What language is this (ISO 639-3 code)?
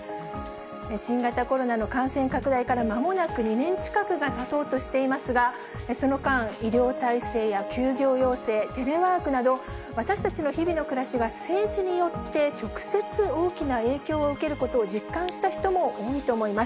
jpn